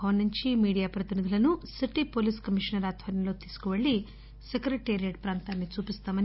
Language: Telugu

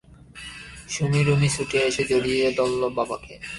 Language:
Bangla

